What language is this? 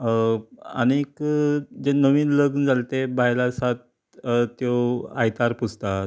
Konkani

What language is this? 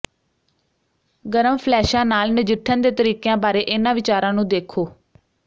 Punjabi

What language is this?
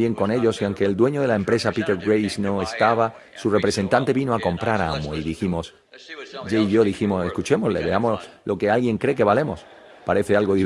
Spanish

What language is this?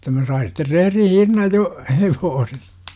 Finnish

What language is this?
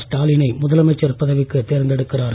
Tamil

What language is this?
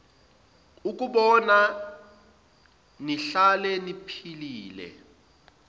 Zulu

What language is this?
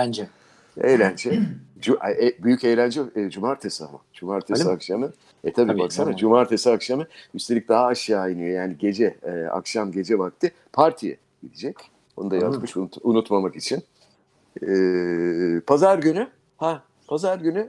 Turkish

